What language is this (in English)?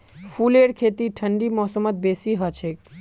Magahi